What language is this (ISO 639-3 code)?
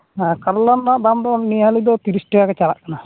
sat